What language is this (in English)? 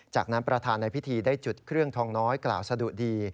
Thai